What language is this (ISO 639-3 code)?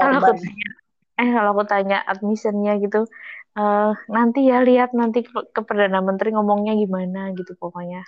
ind